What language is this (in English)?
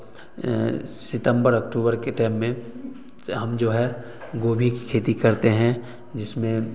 Hindi